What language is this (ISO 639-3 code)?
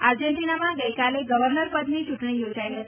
guj